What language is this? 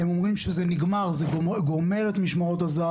Hebrew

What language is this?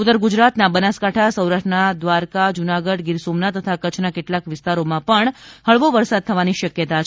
Gujarati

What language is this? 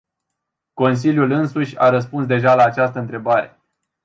Romanian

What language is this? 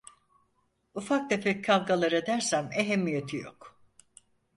Turkish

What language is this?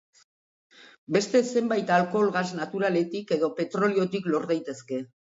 Basque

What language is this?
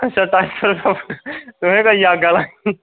Dogri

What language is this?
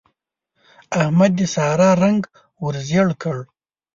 Pashto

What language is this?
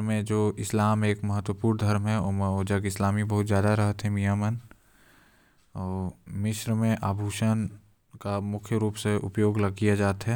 Korwa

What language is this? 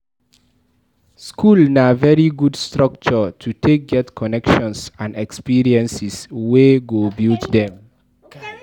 Nigerian Pidgin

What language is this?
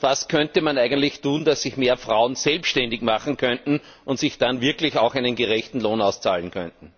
German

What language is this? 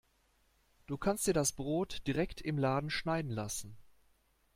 German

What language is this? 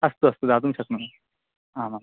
Sanskrit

